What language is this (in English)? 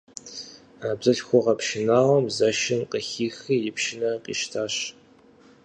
Kabardian